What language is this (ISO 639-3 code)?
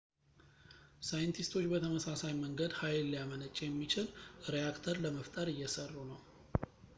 amh